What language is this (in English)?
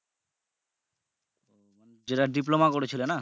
Bangla